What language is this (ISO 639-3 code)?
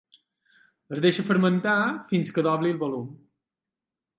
cat